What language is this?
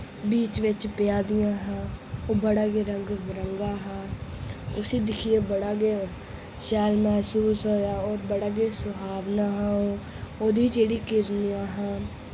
Dogri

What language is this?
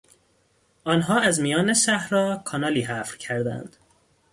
Persian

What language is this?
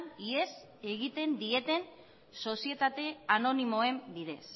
Basque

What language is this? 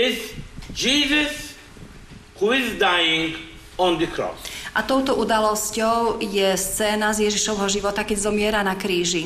Slovak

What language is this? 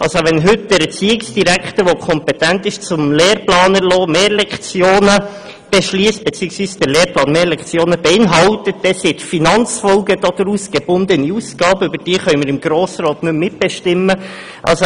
Swiss German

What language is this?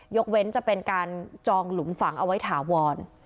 Thai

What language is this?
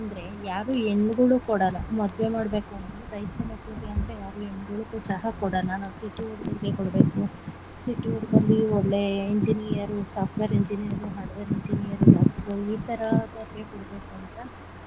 Kannada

